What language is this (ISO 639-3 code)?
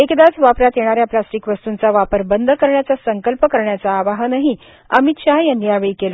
mar